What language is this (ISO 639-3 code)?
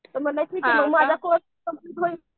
mar